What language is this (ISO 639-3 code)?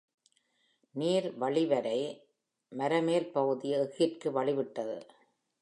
tam